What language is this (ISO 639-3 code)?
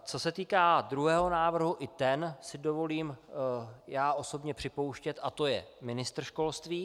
ces